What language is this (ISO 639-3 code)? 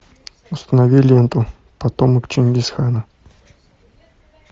rus